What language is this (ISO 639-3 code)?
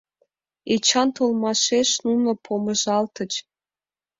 chm